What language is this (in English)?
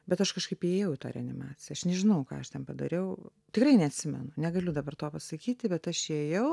Lithuanian